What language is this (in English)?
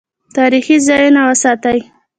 Pashto